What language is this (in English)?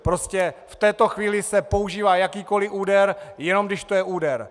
Czech